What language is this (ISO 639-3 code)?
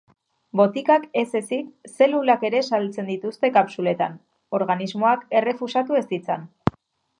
eus